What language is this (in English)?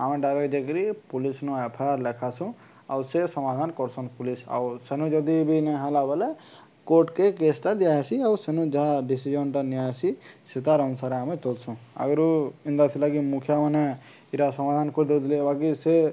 Odia